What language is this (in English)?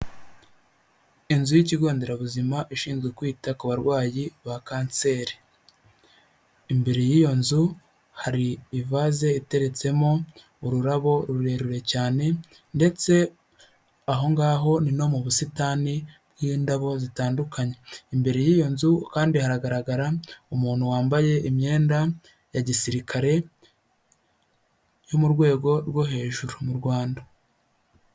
Kinyarwanda